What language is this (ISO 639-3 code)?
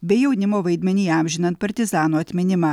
lit